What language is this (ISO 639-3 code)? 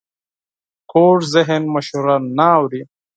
pus